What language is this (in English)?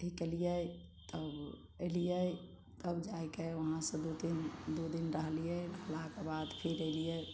Maithili